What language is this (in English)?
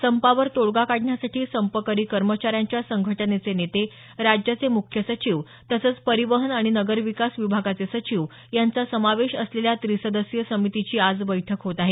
Marathi